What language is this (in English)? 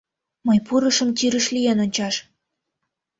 Mari